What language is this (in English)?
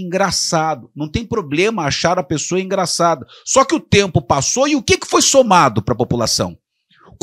Portuguese